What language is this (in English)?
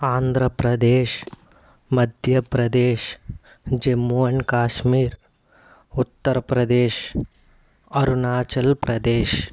Telugu